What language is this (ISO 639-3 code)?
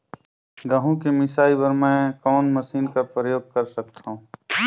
hne